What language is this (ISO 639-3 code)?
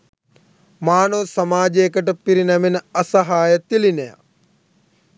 sin